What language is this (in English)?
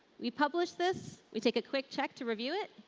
English